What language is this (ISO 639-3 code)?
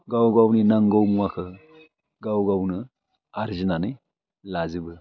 brx